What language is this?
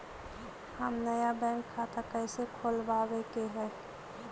Magahi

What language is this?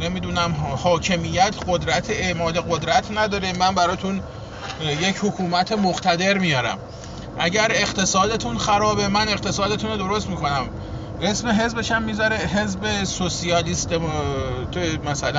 Persian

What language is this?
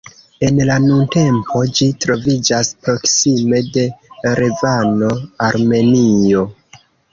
Esperanto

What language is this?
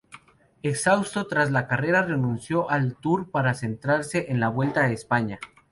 Spanish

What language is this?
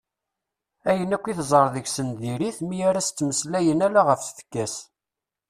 Kabyle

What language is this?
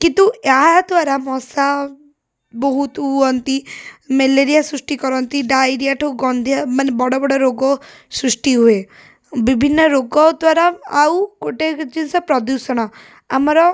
Odia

